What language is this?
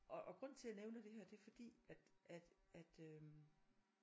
Danish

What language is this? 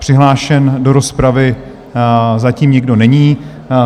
Czech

